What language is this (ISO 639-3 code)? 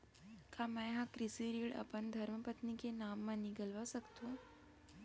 hne